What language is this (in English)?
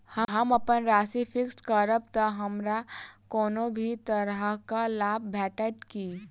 Maithili